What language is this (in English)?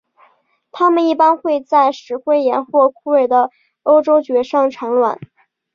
Chinese